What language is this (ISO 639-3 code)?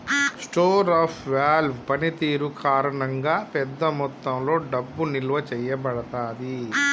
tel